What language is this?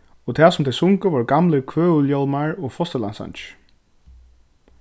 Faroese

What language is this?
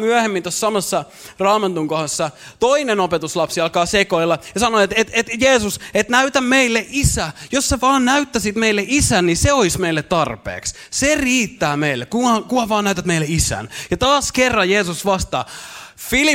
Finnish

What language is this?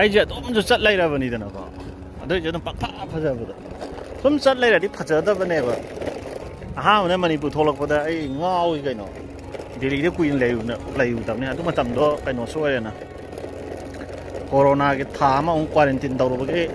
Thai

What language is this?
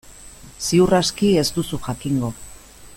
Basque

